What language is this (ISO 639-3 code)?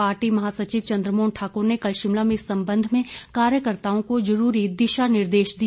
hin